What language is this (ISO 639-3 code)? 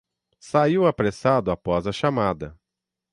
por